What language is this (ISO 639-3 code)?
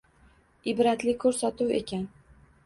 uzb